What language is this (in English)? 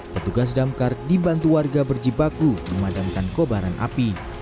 Indonesian